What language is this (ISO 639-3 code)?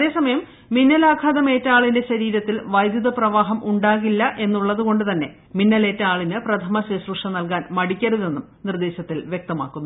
mal